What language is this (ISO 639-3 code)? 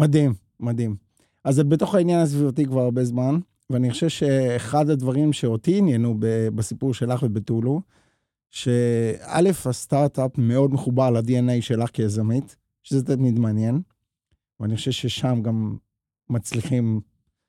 heb